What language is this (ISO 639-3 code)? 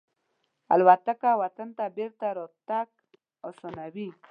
pus